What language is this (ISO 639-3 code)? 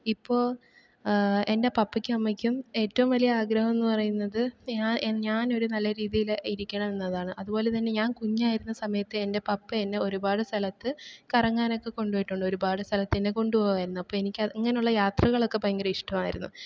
mal